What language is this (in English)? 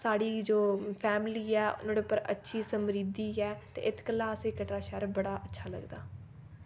Dogri